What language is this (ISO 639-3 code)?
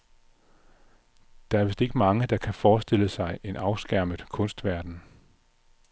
dan